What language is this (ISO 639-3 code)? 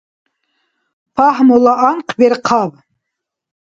dar